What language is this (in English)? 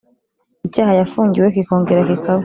Kinyarwanda